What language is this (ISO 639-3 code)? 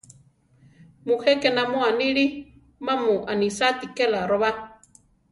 tar